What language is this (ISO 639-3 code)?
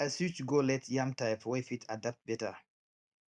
pcm